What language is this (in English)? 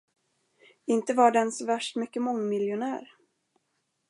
Swedish